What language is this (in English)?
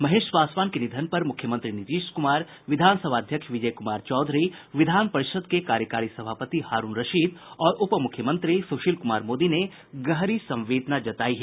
Hindi